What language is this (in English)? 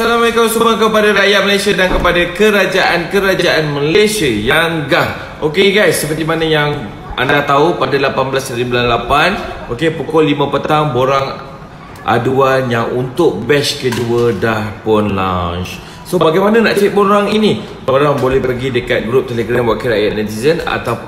Malay